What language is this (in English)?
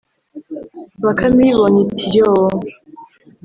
Kinyarwanda